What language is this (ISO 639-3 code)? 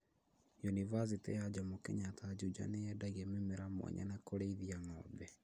kik